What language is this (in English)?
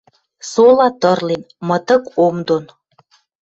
Western Mari